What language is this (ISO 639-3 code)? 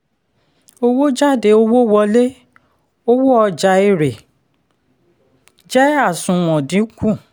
yor